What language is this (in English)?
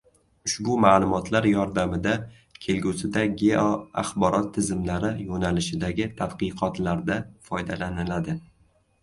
Uzbek